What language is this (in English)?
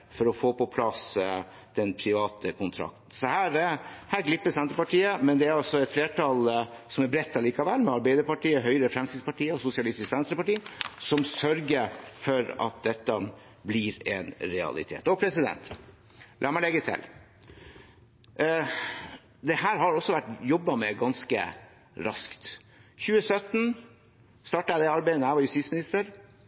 Norwegian Bokmål